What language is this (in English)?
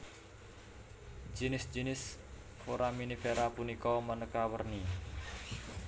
Javanese